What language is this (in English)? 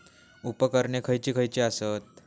Marathi